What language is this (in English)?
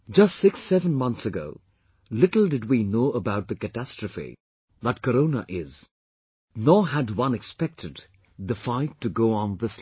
English